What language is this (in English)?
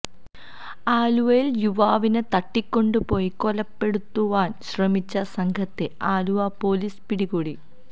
Malayalam